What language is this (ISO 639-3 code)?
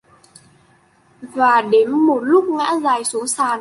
vie